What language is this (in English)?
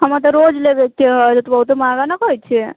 Maithili